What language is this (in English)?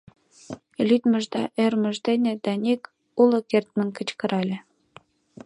Mari